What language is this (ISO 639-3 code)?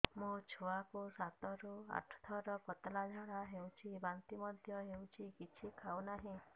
ori